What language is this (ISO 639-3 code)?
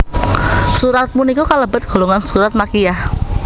jav